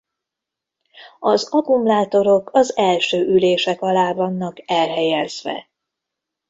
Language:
Hungarian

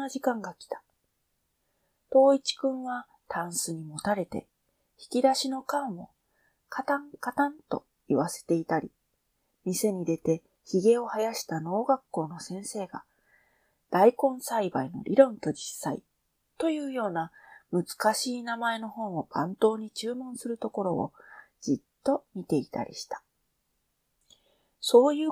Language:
Japanese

